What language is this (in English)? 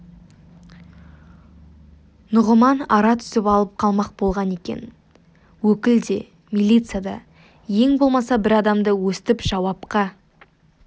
Kazakh